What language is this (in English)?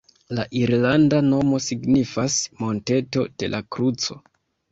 Esperanto